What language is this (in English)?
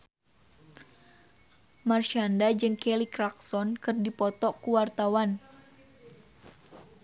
Sundanese